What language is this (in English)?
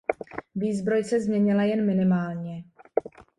Czech